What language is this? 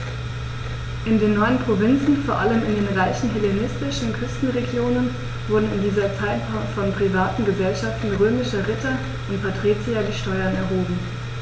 German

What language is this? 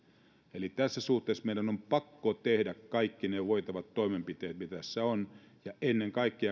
Finnish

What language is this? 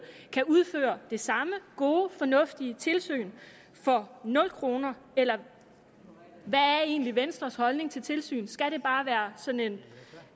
Danish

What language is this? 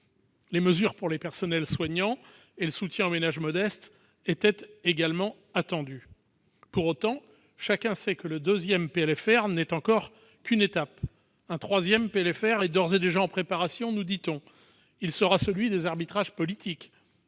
French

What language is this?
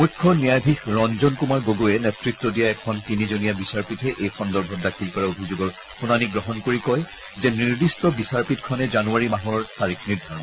Assamese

